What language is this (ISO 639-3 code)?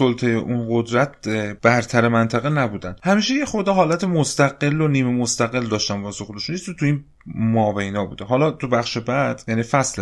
fas